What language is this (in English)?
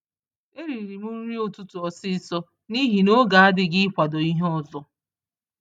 Igbo